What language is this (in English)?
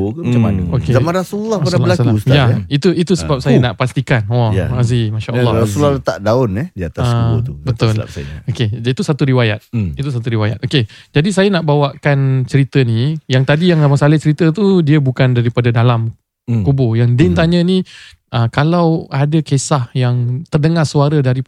Malay